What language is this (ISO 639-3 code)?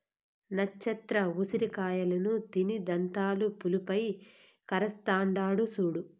tel